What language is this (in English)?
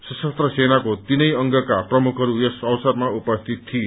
Nepali